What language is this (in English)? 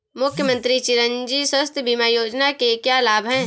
Hindi